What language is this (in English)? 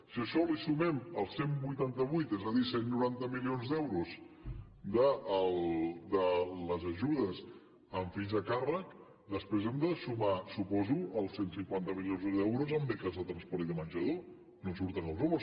Catalan